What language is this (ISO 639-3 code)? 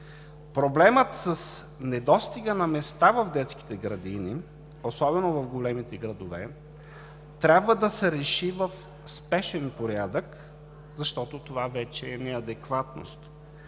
bul